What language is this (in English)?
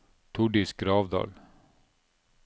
Norwegian